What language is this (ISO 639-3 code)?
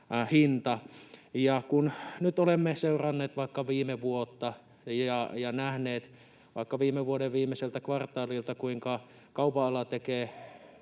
fin